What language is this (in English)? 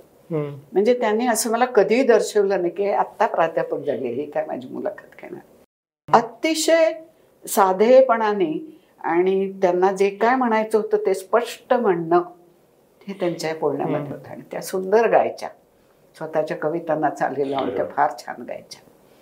Marathi